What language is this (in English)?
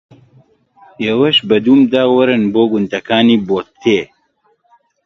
Central Kurdish